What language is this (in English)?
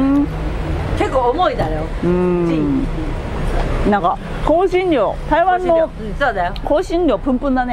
Japanese